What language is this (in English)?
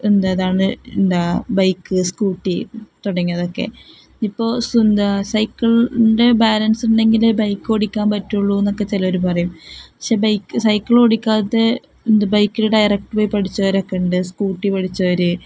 Malayalam